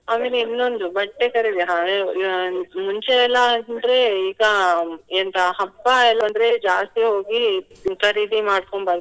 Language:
Kannada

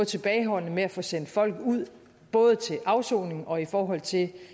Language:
Danish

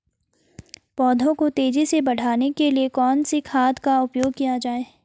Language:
Hindi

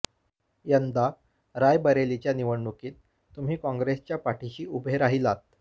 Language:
Marathi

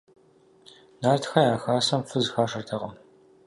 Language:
Kabardian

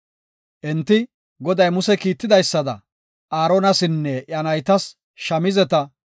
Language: Gofa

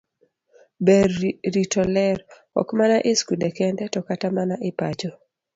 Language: Luo (Kenya and Tanzania)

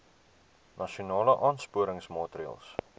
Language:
Afrikaans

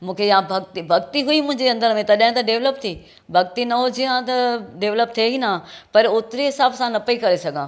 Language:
Sindhi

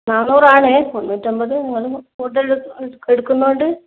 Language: Malayalam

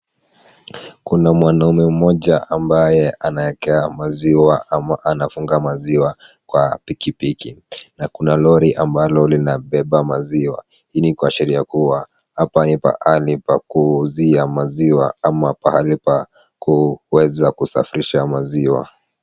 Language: Swahili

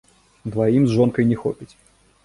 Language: Belarusian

